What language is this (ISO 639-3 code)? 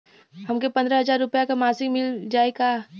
bho